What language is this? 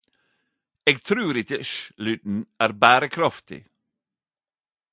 Norwegian Nynorsk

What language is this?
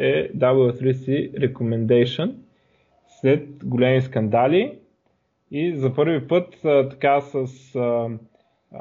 Bulgarian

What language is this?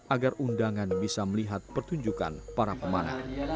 Indonesian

